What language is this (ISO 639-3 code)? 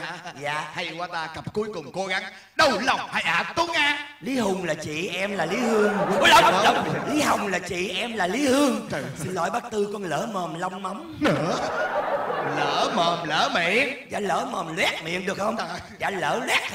vie